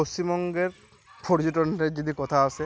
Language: Bangla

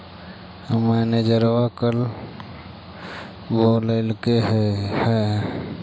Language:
Magahi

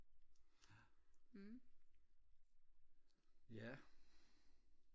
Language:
Danish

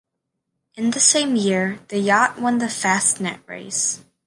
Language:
English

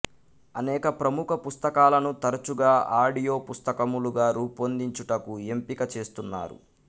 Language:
Telugu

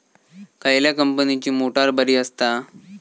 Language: Marathi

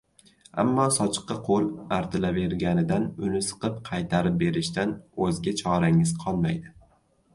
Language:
Uzbek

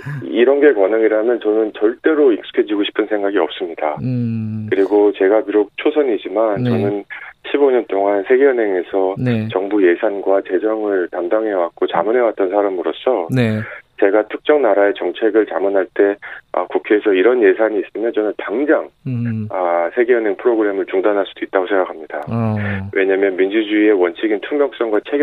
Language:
Korean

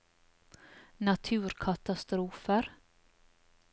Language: Norwegian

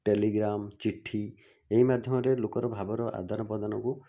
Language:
Odia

